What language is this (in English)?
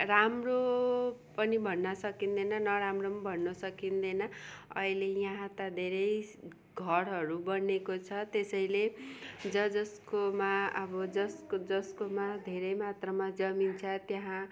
Nepali